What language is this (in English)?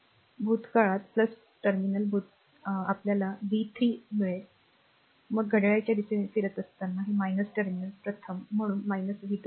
Marathi